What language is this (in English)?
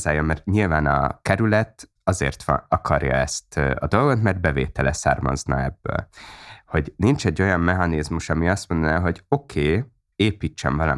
Hungarian